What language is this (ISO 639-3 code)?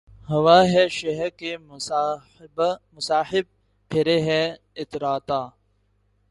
urd